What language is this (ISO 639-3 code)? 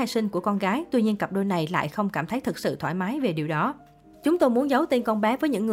vie